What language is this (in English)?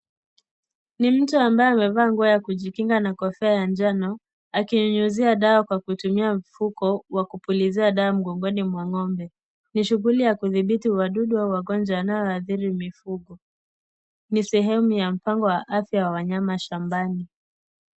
Swahili